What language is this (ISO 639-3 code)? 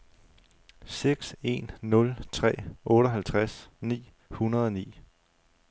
dan